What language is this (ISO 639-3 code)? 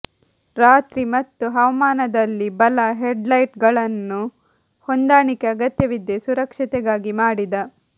kan